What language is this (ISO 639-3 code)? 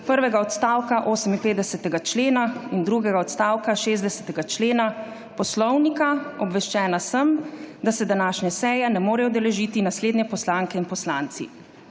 slv